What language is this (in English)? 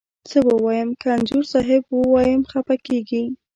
Pashto